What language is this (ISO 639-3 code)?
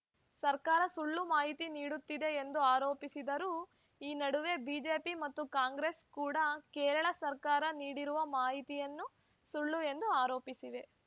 kan